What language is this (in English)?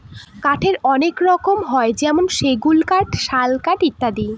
Bangla